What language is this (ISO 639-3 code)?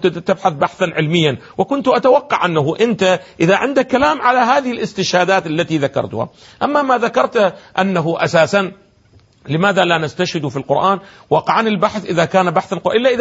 ara